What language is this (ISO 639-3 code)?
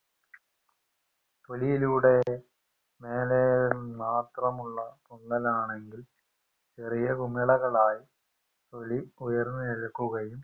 mal